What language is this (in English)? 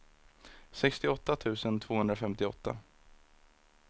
Swedish